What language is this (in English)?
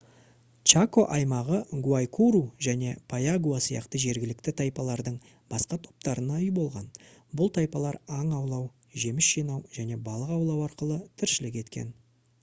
Kazakh